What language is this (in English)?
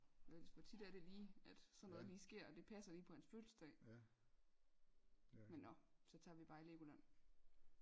Danish